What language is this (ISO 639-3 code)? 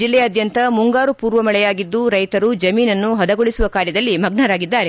kan